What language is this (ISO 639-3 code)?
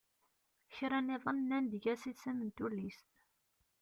kab